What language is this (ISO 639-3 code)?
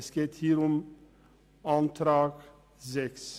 gsw